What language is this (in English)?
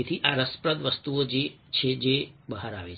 Gujarati